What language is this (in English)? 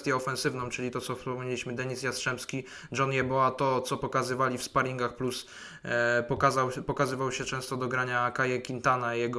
Polish